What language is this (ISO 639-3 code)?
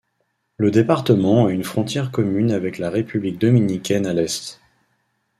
fra